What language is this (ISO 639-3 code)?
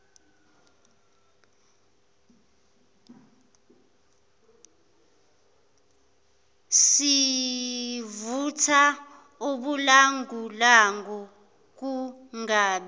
zul